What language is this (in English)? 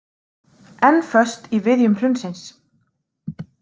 Icelandic